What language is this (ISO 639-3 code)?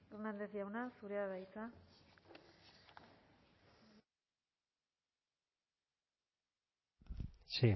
eus